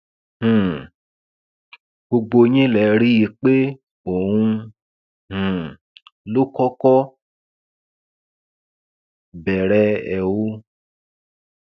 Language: Yoruba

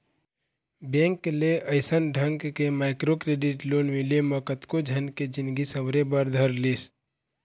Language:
Chhattisgarhi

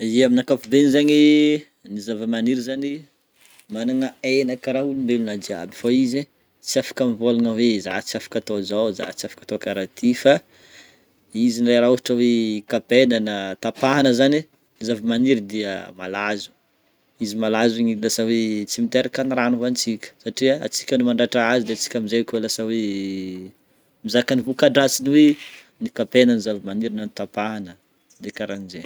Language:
Northern Betsimisaraka Malagasy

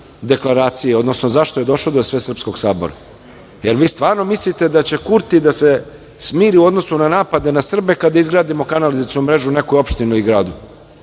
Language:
Serbian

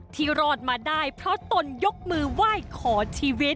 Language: Thai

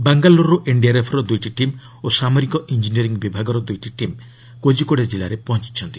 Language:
Odia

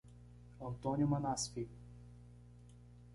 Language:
Portuguese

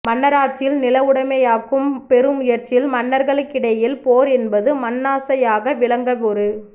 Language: Tamil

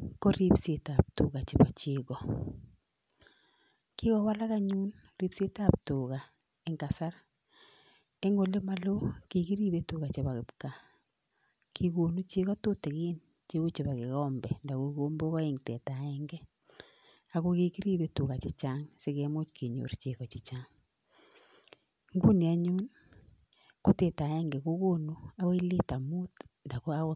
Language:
Kalenjin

